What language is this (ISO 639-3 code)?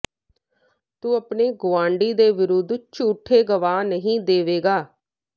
pan